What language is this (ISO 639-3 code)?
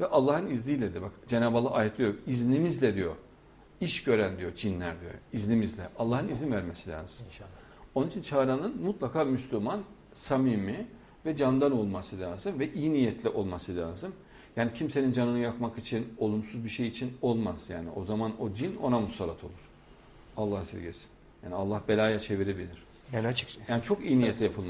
tur